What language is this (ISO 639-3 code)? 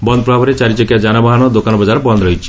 ori